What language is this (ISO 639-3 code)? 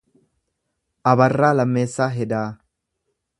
orm